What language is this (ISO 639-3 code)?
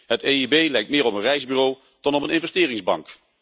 nld